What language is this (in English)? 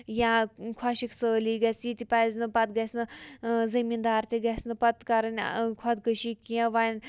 Kashmiri